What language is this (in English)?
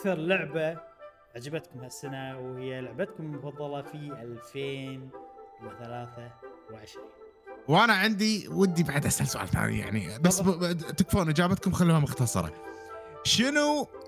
Arabic